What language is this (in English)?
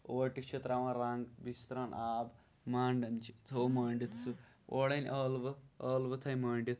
Kashmiri